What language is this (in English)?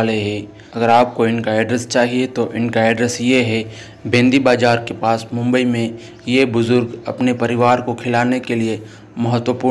Hindi